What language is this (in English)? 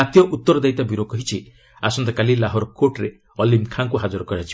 Odia